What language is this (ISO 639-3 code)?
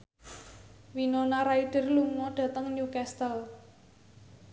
jav